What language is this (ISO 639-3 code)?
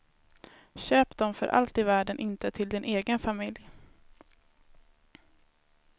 swe